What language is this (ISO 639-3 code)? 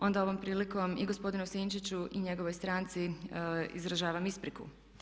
hrv